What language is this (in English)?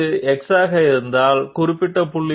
Telugu